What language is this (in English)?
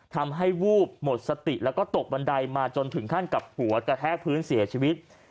Thai